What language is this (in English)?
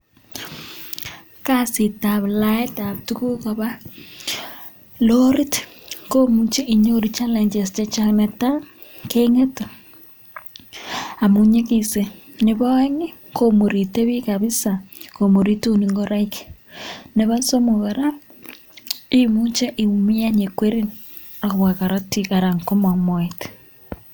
Kalenjin